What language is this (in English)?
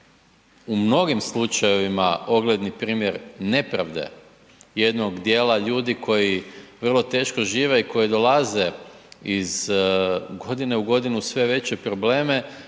Croatian